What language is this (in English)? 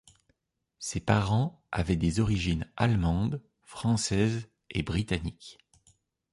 French